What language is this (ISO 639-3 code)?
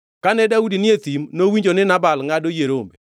luo